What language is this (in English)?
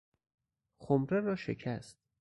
Persian